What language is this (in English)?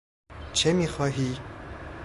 Persian